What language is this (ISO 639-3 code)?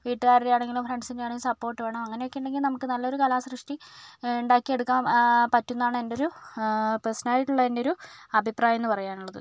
mal